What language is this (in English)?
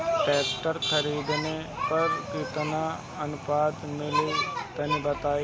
Bhojpuri